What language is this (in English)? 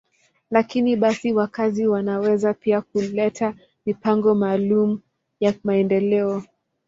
Swahili